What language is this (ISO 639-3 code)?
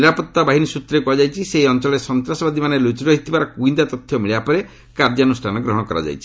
ori